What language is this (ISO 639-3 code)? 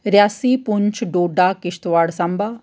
doi